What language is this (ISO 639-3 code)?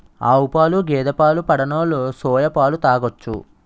tel